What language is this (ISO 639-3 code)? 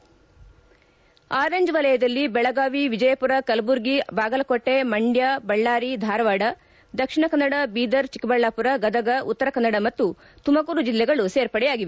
kan